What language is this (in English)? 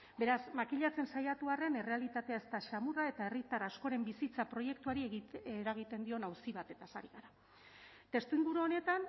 Basque